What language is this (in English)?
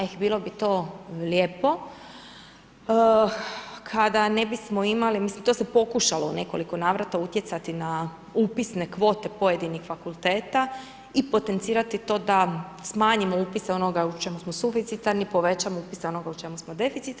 Croatian